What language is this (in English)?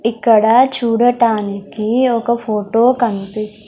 Telugu